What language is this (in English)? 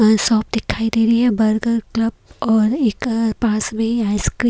Hindi